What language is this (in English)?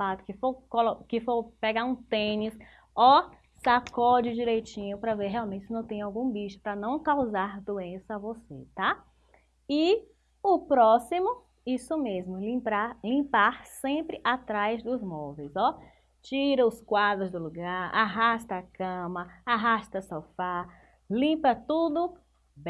Portuguese